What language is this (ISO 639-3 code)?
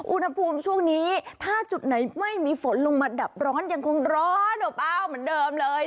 tha